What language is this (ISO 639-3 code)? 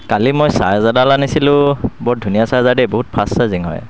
asm